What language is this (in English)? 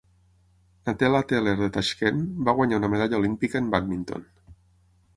Catalan